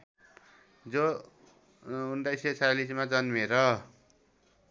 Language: Nepali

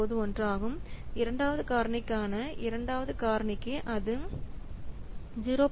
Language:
Tamil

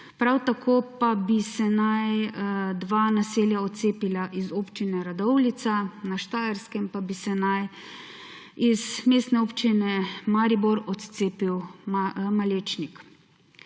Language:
Slovenian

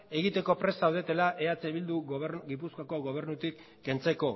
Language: Basque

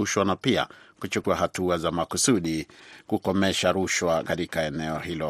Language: Swahili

